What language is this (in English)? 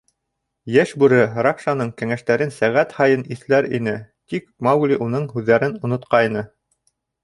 Bashkir